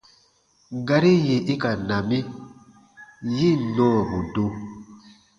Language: Baatonum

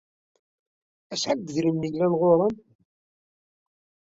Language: Kabyle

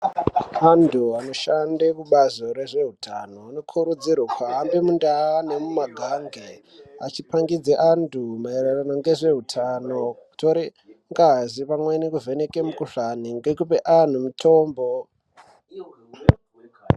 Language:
Ndau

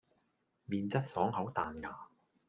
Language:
Cantonese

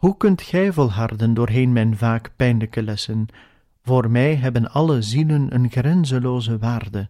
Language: Dutch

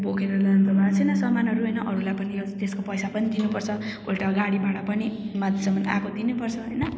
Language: Nepali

